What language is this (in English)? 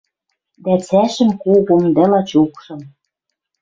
Western Mari